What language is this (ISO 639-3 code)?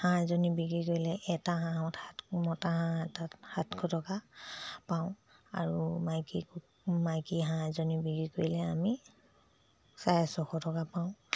asm